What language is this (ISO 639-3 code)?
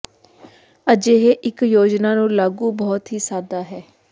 pan